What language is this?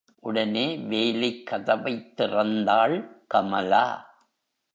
Tamil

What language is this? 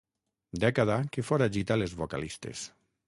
Catalan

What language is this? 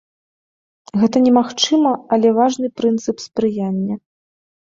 Belarusian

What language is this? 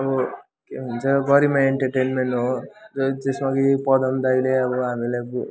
Nepali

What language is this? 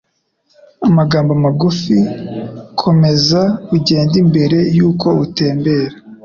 Kinyarwanda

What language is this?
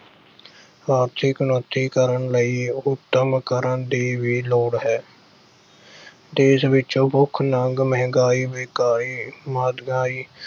Punjabi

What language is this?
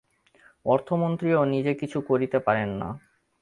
Bangla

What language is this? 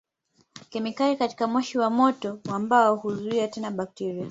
Swahili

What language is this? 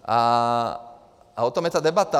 Czech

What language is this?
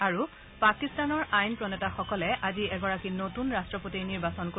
Assamese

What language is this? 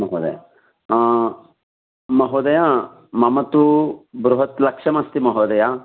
Sanskrit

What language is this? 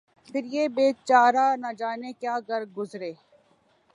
Urdu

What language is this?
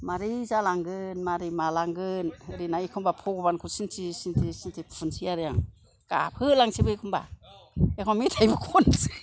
Bodo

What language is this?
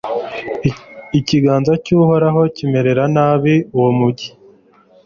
Kinyarwanda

